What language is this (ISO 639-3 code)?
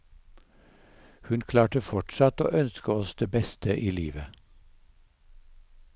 nor